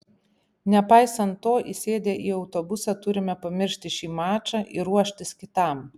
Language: Lithuanian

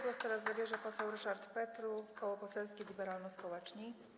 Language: Polish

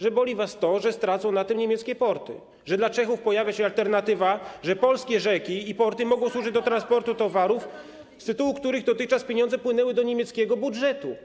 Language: Polish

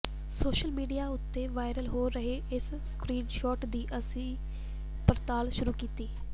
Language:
Punjabi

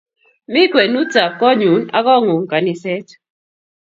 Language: Kalenjin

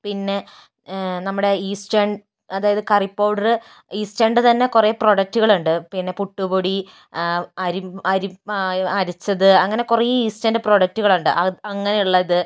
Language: Malayalam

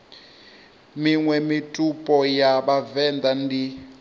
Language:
Venda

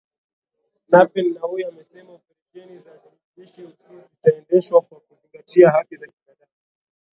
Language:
Swahili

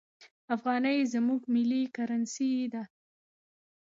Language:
Pashto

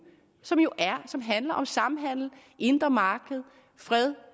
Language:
Danish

